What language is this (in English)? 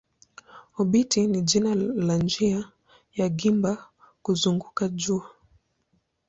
Swahili